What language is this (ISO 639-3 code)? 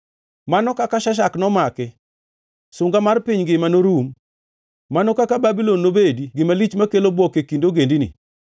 luo